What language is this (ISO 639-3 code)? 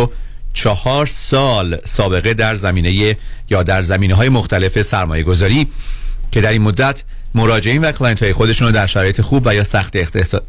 fas